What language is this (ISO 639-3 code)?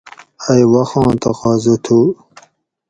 gwc